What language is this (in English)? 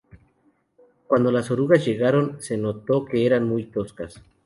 Spanish